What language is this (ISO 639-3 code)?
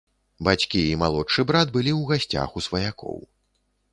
bel